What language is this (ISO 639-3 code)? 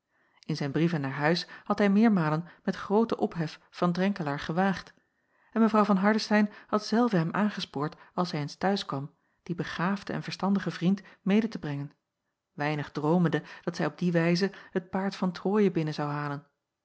nld